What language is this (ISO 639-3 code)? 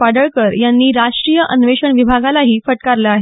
mar